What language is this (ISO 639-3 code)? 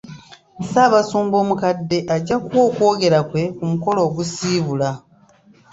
lug